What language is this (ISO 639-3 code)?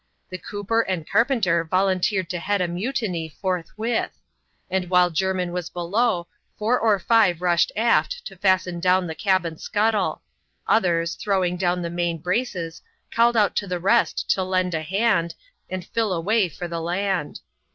eng